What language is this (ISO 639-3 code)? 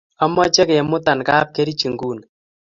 kln